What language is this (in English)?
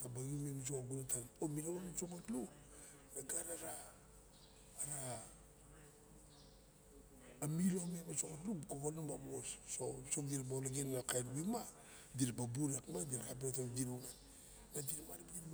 Barok